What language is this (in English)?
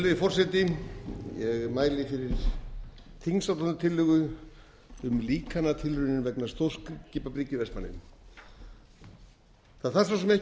Icelandic